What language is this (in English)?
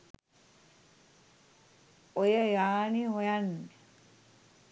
Sinhala